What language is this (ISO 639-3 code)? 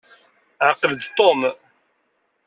kab